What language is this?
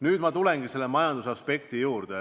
Estonian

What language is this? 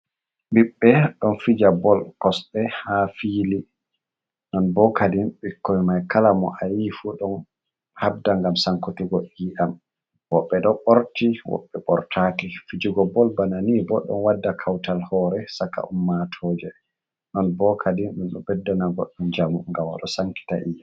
Fula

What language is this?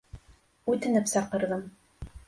Bashkir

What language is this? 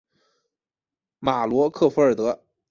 Chinese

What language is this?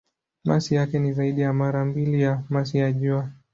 Swahili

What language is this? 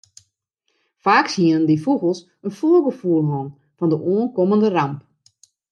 Western Frisian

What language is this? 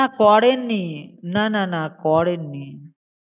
Bangla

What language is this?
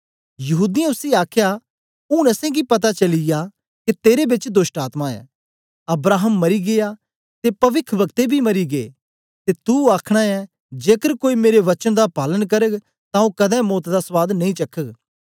Dogri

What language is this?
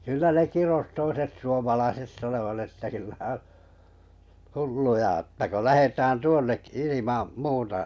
Finnish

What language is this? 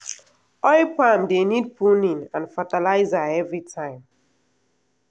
Nigerian Pidgin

